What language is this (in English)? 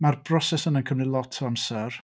Welsh